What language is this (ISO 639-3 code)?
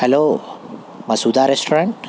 urd